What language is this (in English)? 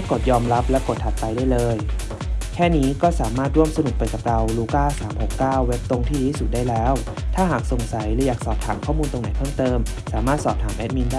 Thai